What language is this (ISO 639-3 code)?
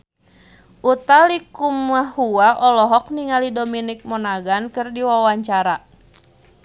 sun